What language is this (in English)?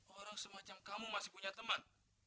Indonesian